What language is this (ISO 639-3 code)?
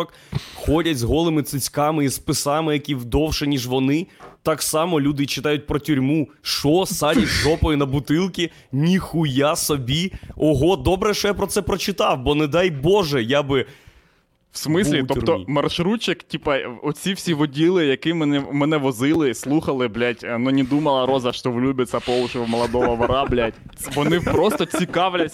ukr